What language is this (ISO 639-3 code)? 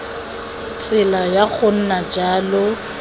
tsn